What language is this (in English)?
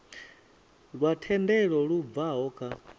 Venda